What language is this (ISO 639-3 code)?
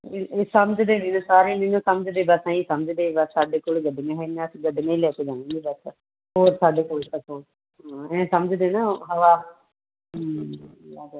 pan